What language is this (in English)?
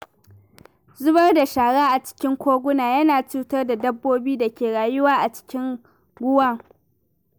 Hausa